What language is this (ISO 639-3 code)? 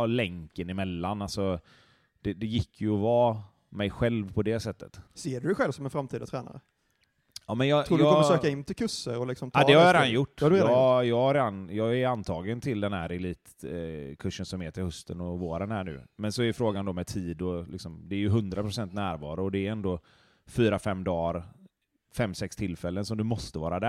swe